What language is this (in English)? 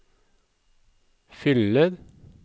Norwegian